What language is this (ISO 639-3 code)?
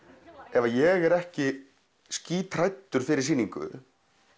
isl